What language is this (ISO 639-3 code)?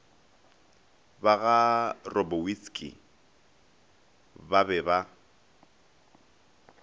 nso